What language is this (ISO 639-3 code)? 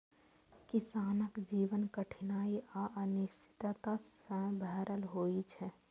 mai